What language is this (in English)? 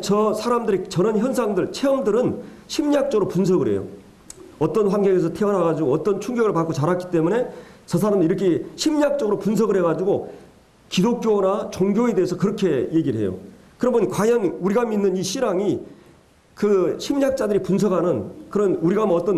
Korean